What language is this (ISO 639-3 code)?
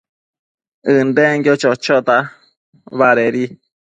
mcf